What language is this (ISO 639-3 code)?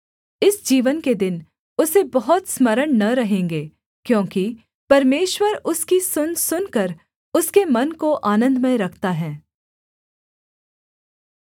hin